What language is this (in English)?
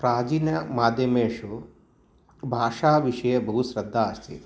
Sanskrit